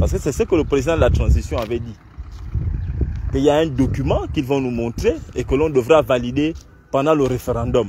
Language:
French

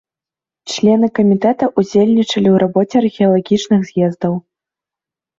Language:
Belarusian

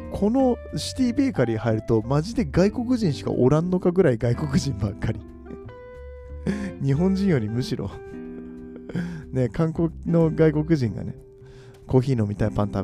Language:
Japanese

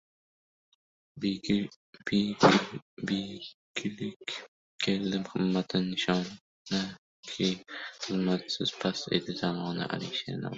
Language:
Uzbek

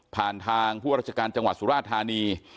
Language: Thai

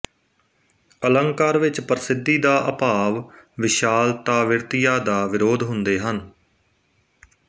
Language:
Punjabi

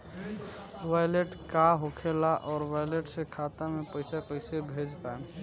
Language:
Bhojpuri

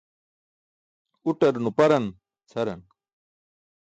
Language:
Burushaski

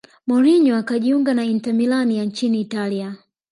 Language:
Swahili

